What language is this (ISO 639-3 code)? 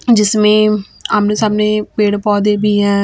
hin